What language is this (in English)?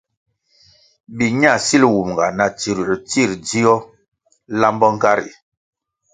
Kwasio